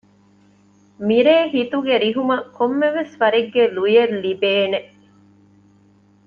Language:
Divehi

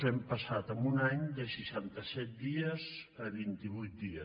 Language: Catalan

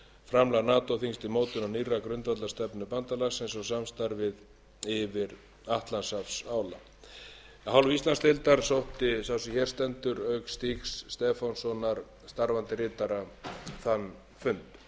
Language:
Icelandic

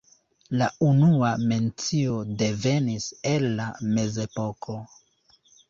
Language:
Esperanto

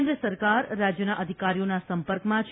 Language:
Gujarati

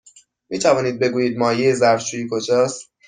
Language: Persian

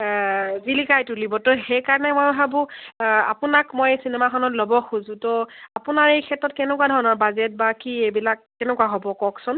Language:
Assamese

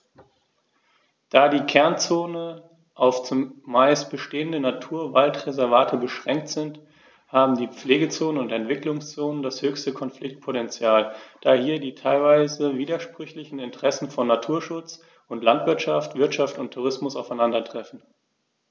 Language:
German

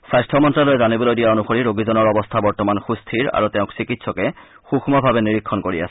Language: Assamese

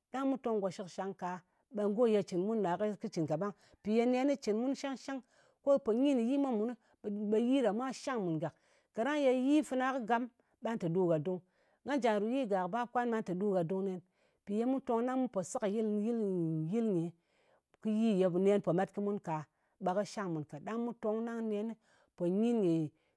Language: Ngas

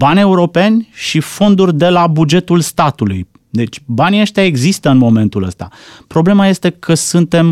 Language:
Romanian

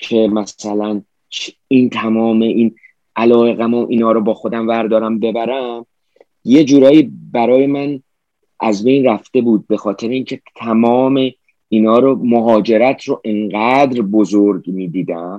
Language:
Persian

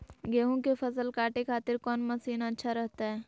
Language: Magahi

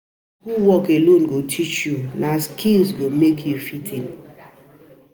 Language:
Nigerian Pidgin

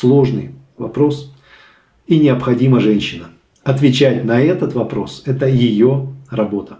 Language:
Russian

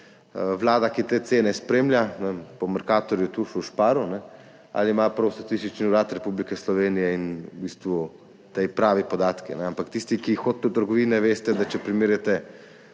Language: Slovenian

